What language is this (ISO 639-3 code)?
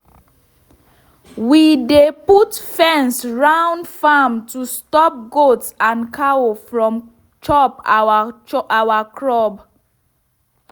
pcm